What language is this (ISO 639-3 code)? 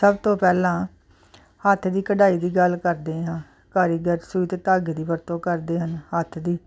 pan